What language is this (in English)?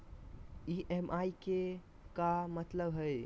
Magahi